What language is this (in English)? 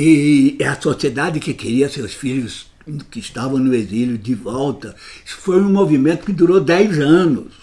Portuguese